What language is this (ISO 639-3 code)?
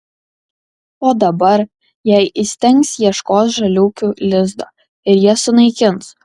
lit